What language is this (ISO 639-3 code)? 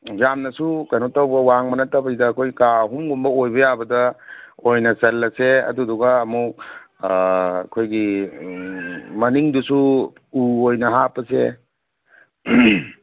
mni